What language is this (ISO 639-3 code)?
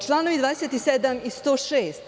srp